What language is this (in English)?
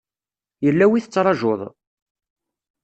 Kabyle